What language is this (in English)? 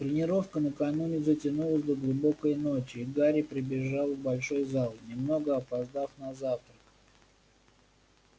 Russian